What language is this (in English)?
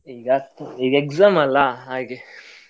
Kannada